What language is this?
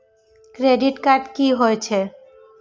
Maithili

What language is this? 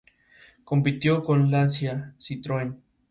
Spanish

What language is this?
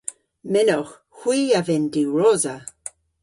Cornish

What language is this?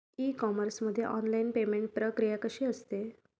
Marathi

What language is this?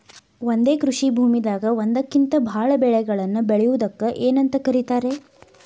Kannada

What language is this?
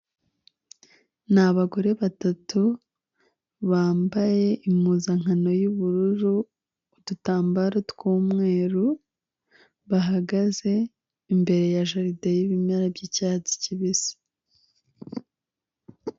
Kinyarwanda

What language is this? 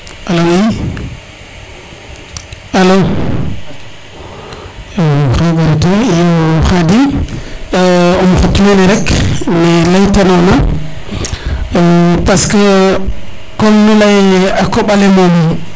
Serer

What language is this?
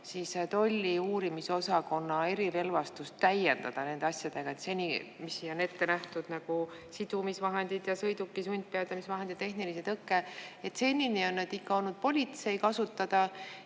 Estonian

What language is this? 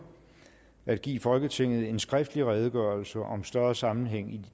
Danish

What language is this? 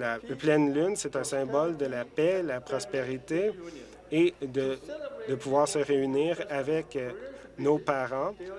French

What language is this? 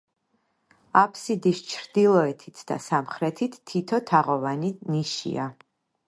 Georgian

